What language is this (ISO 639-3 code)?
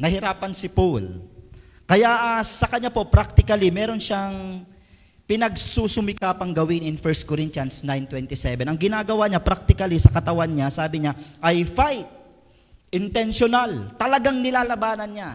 fil